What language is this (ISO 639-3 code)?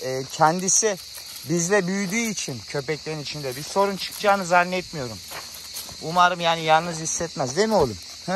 tur